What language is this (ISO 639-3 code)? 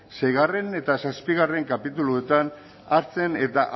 eus